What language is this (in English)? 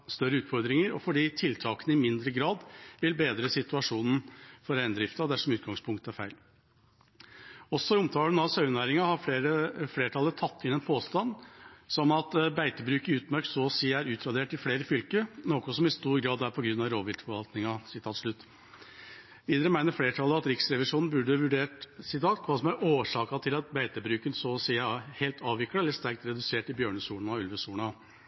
Norwegian Bokmål